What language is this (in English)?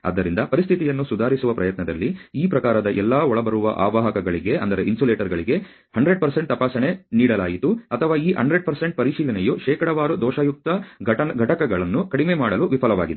Kannada